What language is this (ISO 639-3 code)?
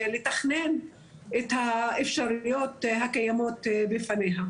heb